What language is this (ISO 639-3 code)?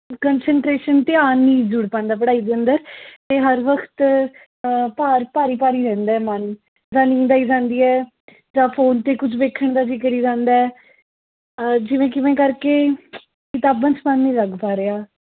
pan